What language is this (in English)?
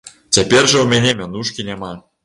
Belarusian